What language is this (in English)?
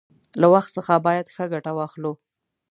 Pashto